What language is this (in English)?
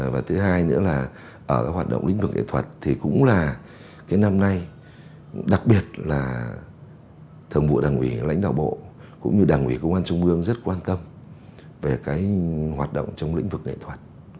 Vietnamese